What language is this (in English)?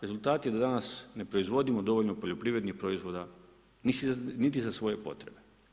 Croatian